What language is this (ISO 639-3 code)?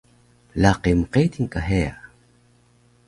trv